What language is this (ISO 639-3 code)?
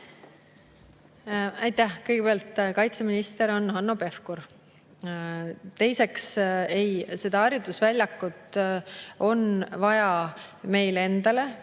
est